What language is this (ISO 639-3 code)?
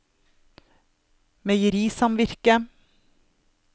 nor